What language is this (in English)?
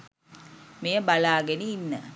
Sinhala